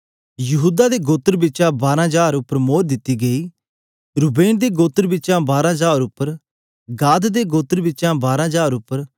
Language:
Dogri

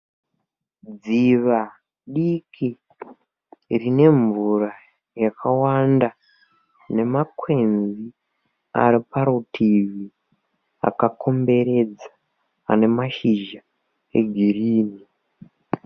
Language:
Shona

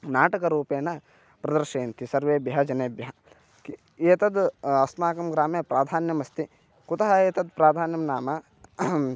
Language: Sanskrit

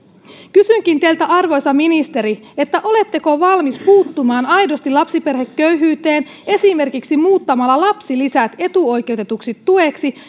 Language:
Finnish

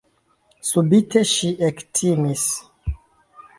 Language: Esperanto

